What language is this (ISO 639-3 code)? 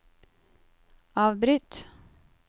nor